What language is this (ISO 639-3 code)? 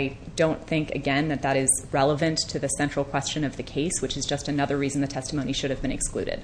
eng